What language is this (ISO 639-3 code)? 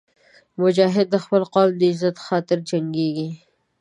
pus